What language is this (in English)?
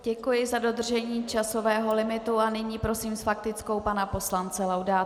Czech